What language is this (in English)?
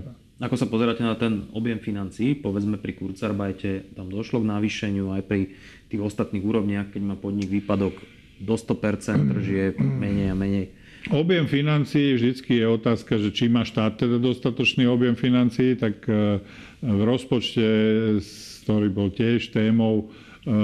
Slovak